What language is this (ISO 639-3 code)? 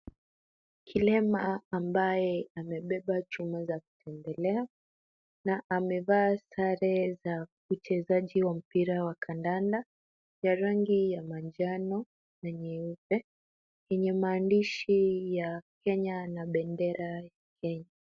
swa